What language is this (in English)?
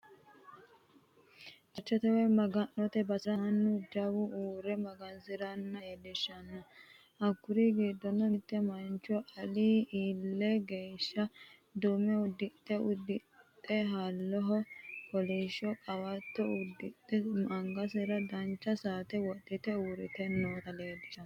Sidamo